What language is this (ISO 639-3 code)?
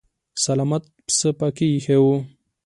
pus